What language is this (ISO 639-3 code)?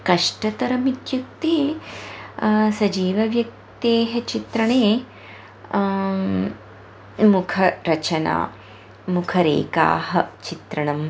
san